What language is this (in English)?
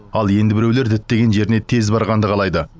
Kazakh